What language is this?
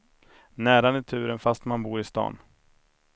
Swedish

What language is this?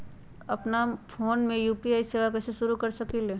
Magahi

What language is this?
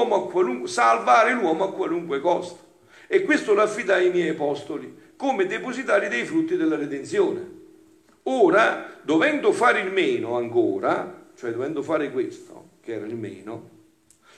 Italian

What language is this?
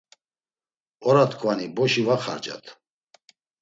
Laz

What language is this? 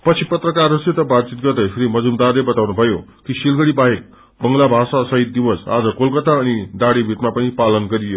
Nepali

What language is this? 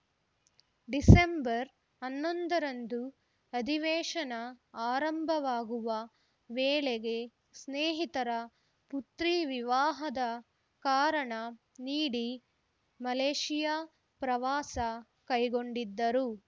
Kannada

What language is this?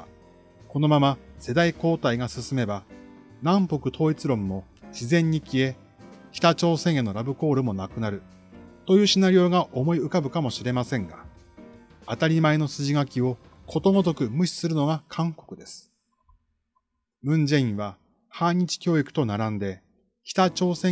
Japanese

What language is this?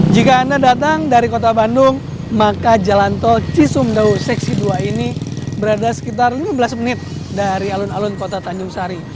Indonesian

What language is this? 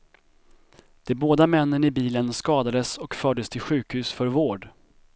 Swedish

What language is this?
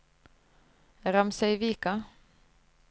Norwegian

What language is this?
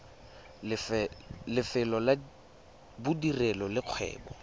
Tswana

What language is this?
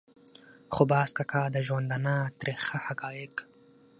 Pashto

